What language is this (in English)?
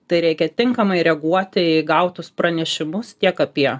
Lithuanian